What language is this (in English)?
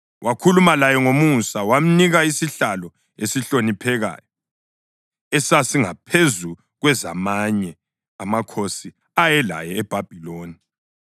North Ndebele